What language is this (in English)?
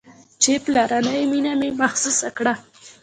Pashto